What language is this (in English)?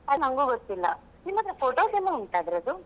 Kannada